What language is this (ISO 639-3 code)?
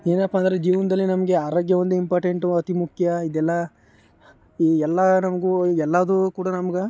kan